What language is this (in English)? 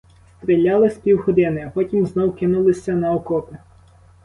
Ukrainian